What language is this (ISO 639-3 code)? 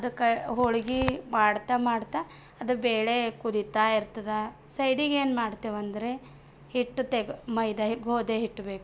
kan